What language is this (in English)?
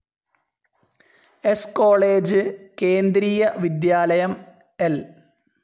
Malayalam